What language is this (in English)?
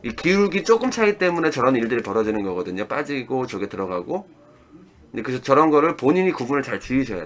Korean